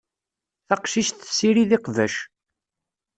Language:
Kabyle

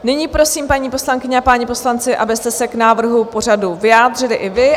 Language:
Czech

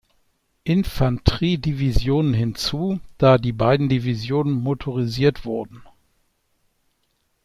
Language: German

